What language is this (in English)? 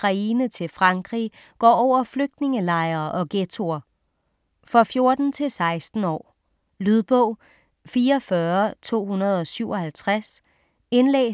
Danish